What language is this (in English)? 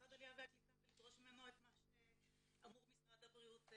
Hebrew